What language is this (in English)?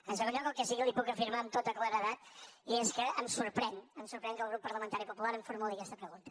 Catalan